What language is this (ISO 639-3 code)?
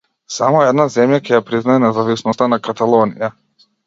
mkd